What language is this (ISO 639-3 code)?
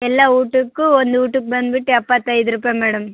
kan